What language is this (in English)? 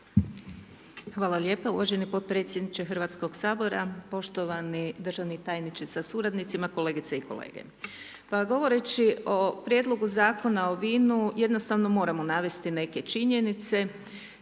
Croatian